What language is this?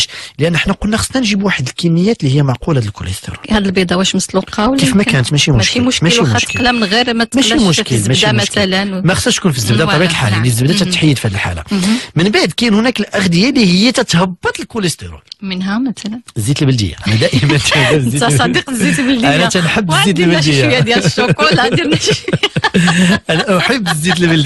Arabic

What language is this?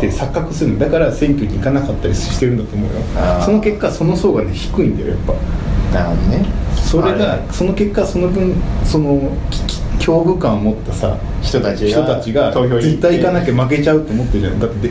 Japanese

